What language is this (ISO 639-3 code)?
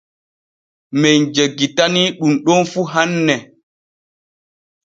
fue